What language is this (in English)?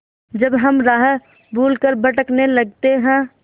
Hindi